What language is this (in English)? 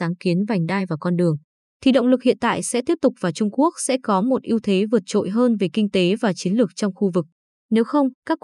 Vietnamese